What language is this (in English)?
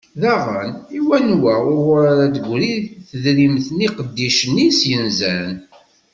Kabyle